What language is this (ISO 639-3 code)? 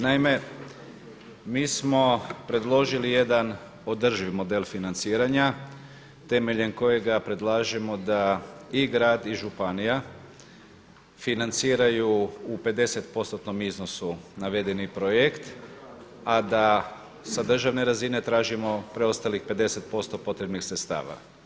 hrv